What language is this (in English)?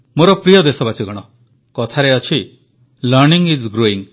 Odia